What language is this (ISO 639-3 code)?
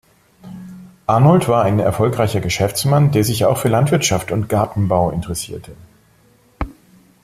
deu